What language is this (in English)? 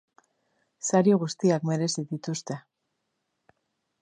Basque